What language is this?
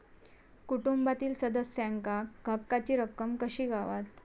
Marathi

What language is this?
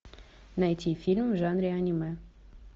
Russian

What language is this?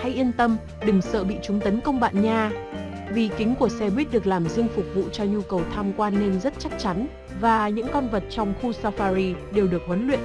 Vietnamese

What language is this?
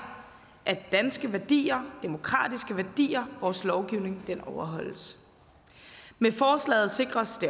Danish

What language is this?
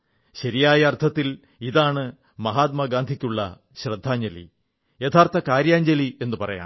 Malayalam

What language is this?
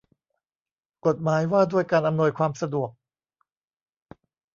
Thai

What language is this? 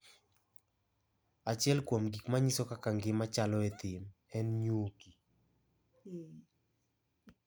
Luo (Kenya and Tanzania)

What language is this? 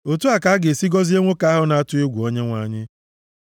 Igbo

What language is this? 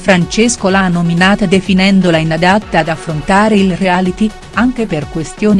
Italian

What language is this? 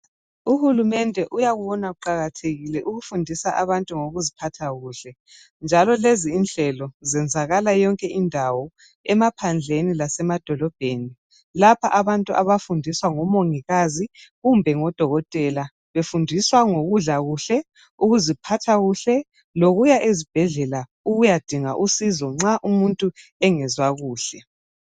North Ndebele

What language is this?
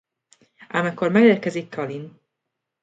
Hungarian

